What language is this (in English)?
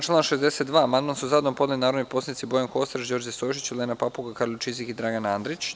Serbian